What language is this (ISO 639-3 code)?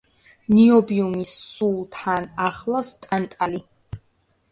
kat